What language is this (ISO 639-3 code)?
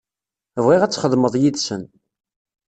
kab